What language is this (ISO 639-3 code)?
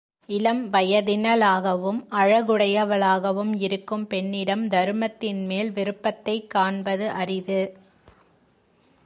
tam